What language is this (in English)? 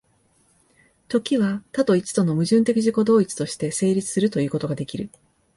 Japanese